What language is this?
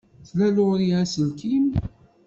Kabyle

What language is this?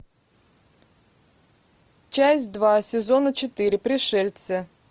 Russian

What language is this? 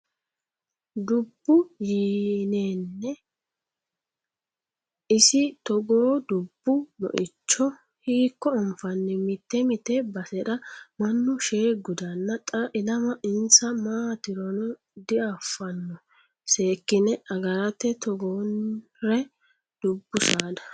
Sidamo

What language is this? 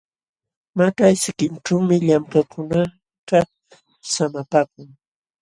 Jauja Wanca Quechua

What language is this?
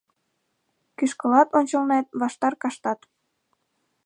Mari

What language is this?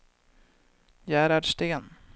Swedish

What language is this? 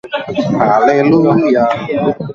Swahili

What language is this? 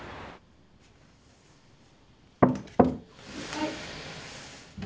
Japanese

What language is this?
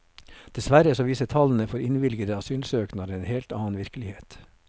Norwegian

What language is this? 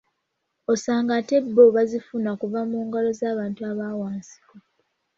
Ganda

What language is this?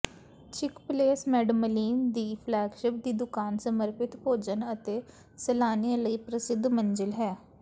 Punjabi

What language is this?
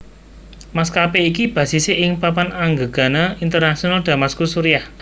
Javanese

